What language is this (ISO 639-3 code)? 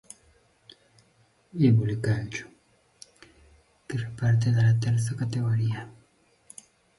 ita